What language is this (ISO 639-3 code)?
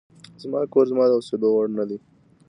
pus